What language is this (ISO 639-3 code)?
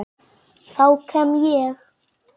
isl